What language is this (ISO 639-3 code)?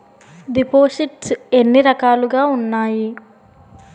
tel